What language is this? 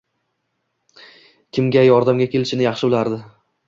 Uzbek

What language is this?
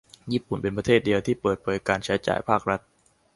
Thai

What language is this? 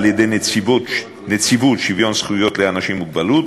Hebrew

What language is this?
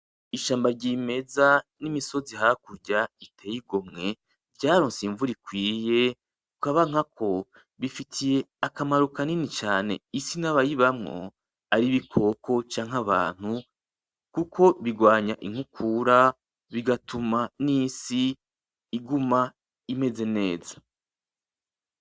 Rundi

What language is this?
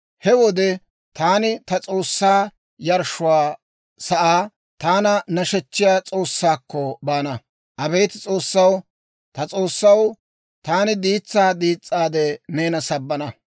Dawro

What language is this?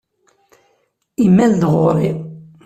Kabyle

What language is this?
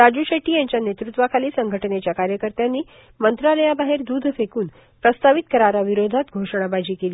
Marathi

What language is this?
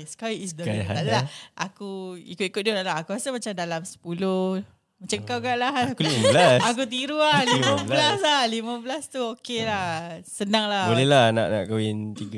Malay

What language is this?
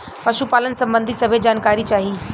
Bhojpuri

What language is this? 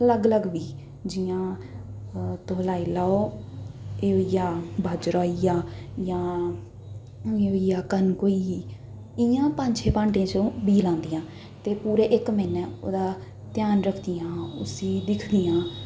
Dogri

